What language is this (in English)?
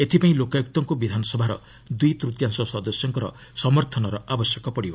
Odia